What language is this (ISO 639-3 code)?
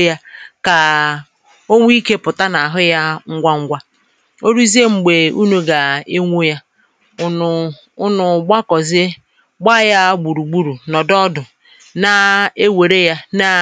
ibo